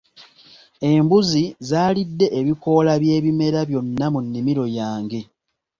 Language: Ganda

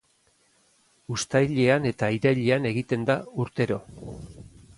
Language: Basque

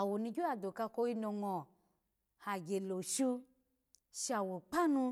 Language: Alago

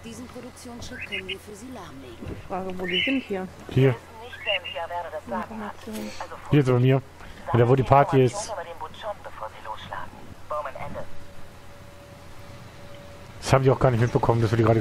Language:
German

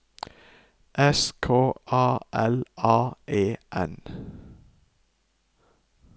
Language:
Norwegian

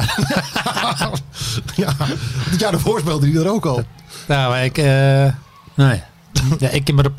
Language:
Dutch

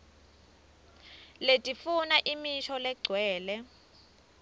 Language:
Swati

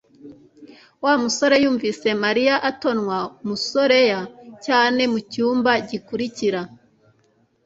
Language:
Kinyarwanda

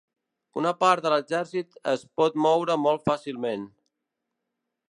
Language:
Catalan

